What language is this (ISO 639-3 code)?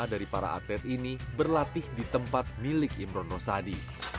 ind